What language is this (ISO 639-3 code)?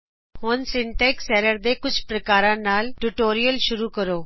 pan